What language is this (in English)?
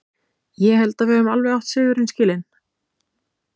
Icelandic